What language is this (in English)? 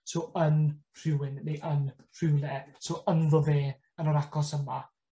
Welsh